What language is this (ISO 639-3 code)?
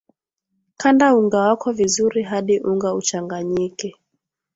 swa